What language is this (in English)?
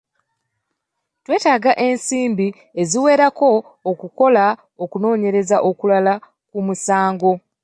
Ganda